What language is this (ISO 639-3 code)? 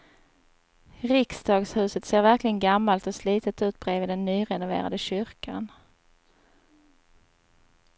swe